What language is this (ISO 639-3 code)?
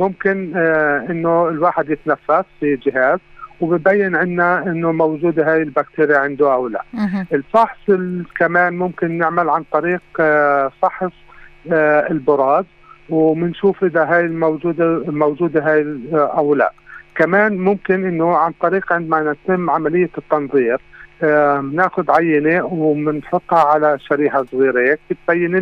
ara